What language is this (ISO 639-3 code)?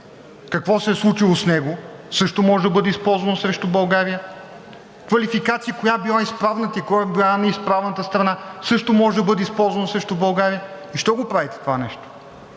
bul